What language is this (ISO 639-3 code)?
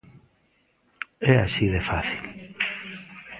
glg